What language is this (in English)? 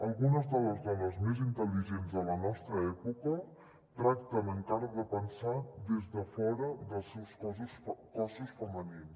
Catalan